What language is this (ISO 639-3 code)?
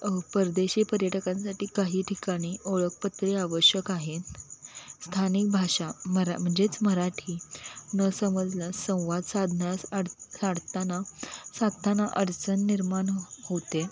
mar